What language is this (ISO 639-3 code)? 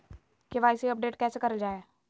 mag